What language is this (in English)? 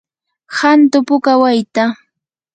Yanahuanca Pasco Quechua